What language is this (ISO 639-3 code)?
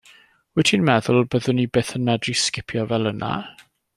cym